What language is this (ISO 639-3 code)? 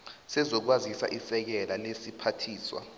nbl